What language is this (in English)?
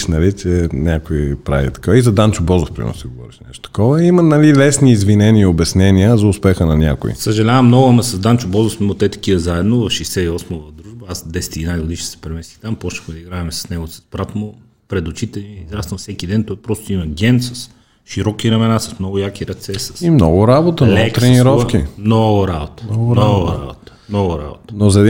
Bulgarian